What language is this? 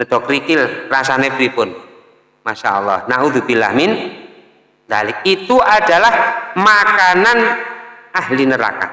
Indonesian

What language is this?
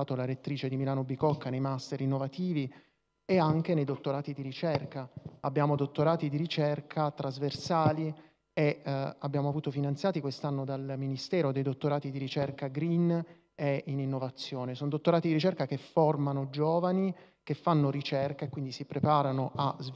Italian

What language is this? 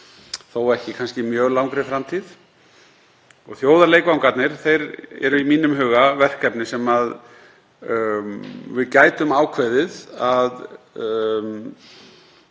Icelandic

